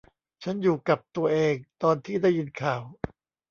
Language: Thai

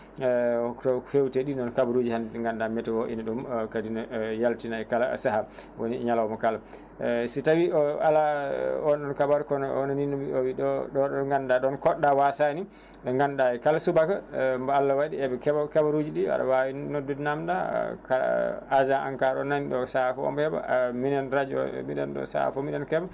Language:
Fula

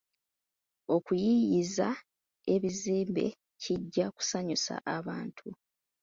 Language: Ganda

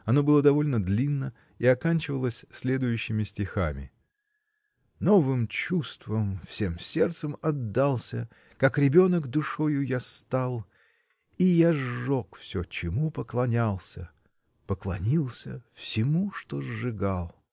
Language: Russian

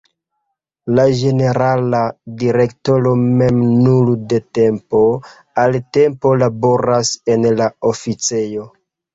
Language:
Esperanto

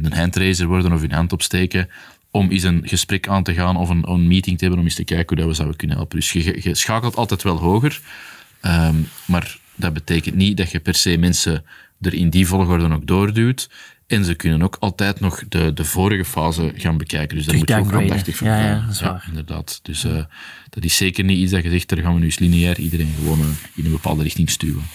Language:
Dutch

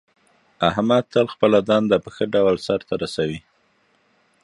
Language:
Pashto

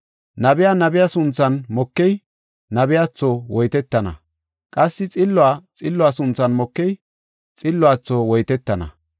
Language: Gofa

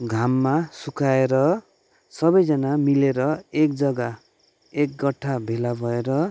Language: Nepali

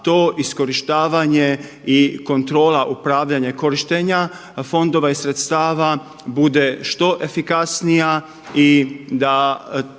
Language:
Croatian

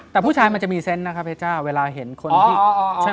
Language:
Thai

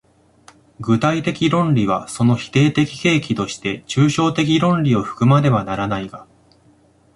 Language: Japanese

